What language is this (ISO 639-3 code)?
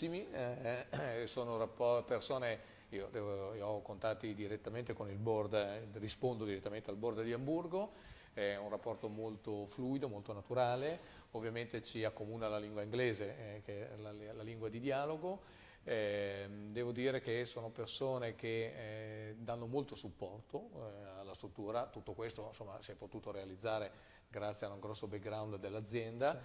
ita